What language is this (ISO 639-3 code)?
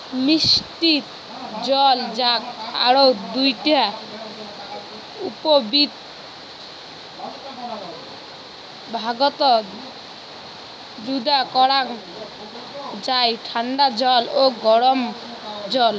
ben